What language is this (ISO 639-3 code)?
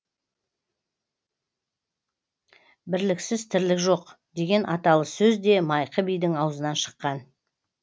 kaz